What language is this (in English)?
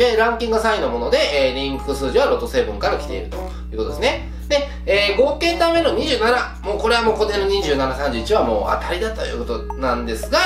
Japanese